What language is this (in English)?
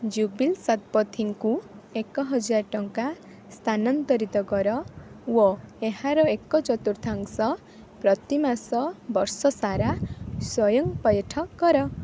Odia